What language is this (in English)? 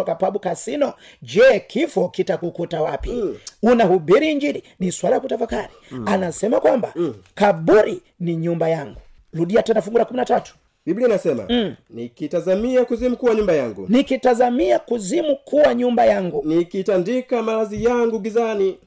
Swahili